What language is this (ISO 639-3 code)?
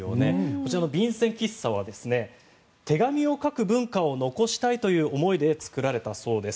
jpn